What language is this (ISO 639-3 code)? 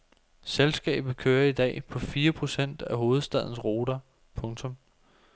dan